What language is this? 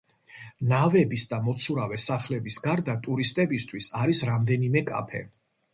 Georgian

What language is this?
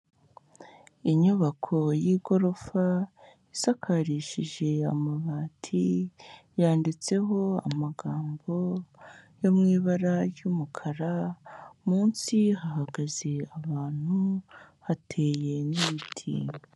Kinyarwanda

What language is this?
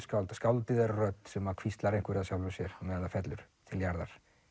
Icelandic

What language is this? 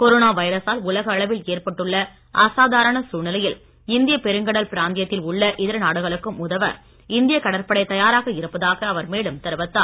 Tamil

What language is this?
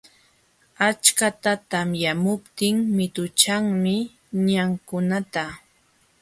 Jauja Wanca Quechua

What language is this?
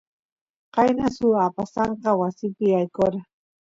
Santiago del Estero Quichua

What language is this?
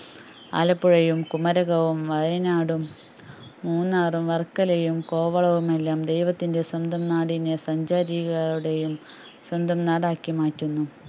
Malayalam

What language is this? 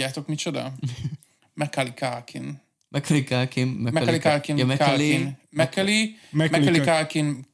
Hungarian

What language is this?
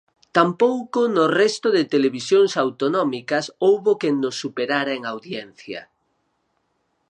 Galician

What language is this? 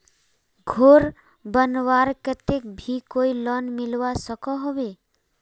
Magahi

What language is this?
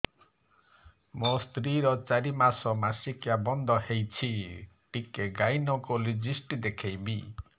Odia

